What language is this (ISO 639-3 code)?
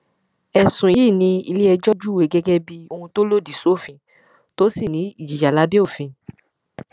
yor